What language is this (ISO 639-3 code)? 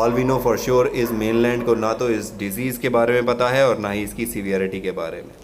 hin